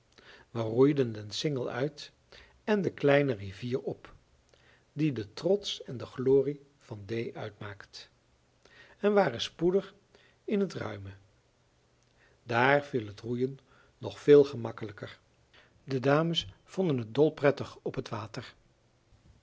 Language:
Dutch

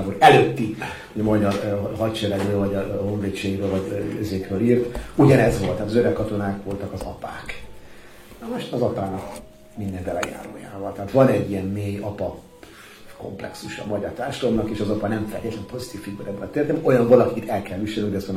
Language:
Hungarian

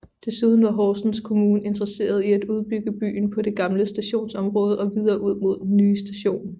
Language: Danish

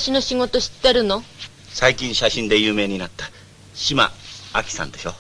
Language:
Japanese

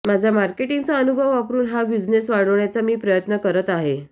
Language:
Marathi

